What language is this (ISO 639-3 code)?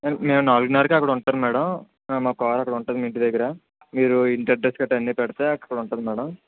tel